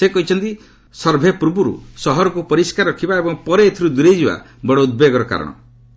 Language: Odia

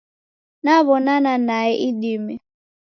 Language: Taita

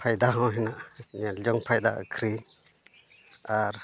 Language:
Santali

